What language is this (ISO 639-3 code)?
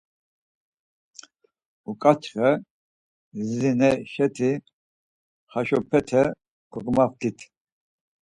lzz